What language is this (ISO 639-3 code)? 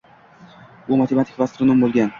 uzb